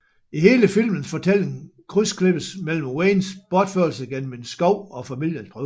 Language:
Danish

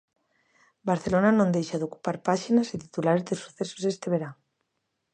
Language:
Galician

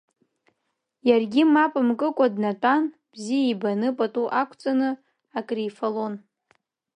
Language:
Abkhazian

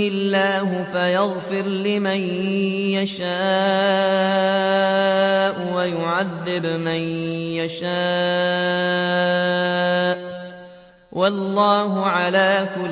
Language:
Arabic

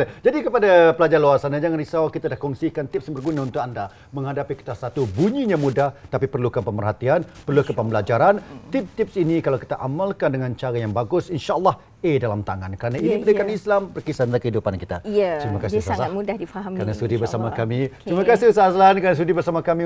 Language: Malay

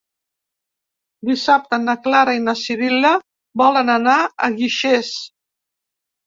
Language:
Catalan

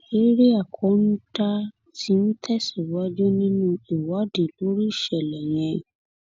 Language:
Yoruba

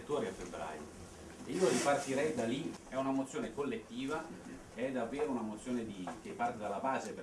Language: Italian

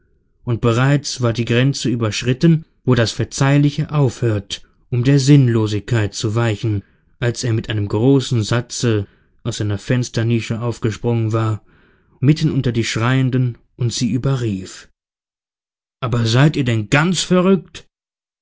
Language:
German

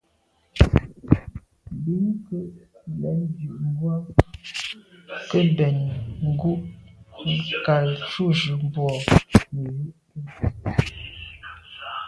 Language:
Medumba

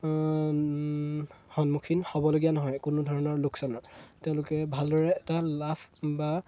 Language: Assamese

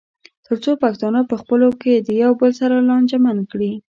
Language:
Pashto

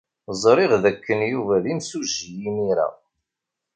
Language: Kabyle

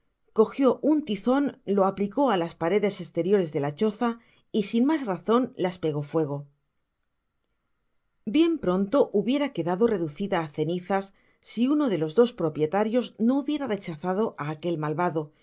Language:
Spanish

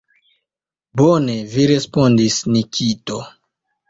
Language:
Esperanto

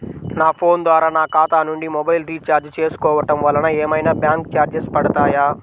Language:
Telugu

